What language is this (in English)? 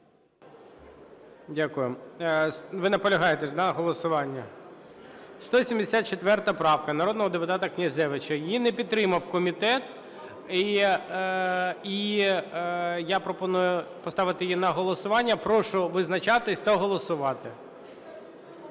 Ukrainian